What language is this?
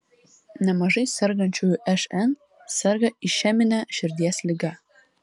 Lithuanian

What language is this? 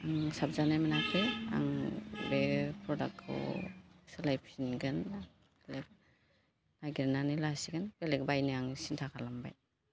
Bodo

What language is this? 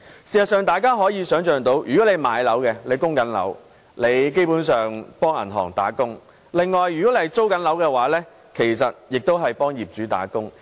Cantonese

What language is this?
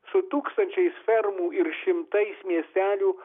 Lithuanian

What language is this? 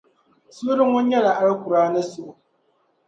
Dagbani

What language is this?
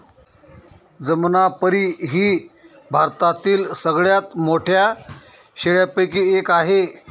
Marathi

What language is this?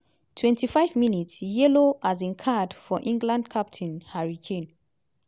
Nigerian Pidgin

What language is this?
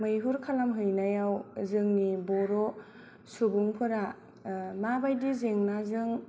Bodo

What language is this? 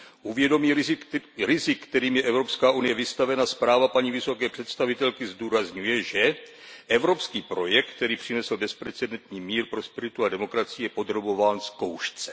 Czech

